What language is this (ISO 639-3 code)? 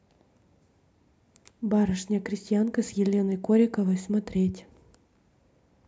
rus